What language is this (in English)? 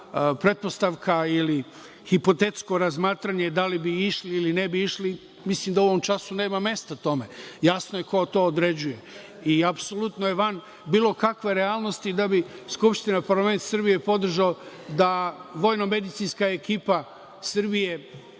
Serbian